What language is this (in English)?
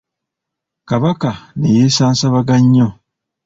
Ganda